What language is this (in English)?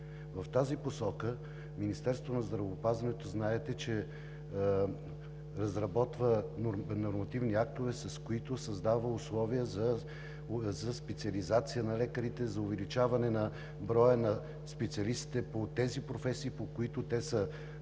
Bulgarian